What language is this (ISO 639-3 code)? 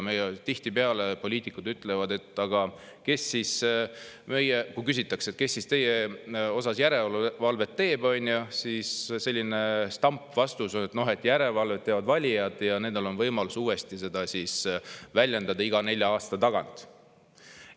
est